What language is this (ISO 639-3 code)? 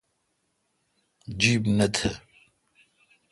xka